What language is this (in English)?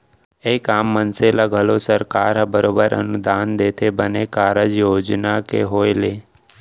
Chhattisgarhi